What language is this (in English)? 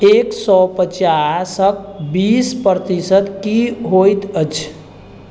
Maithili